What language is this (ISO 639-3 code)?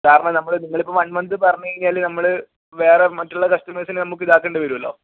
mal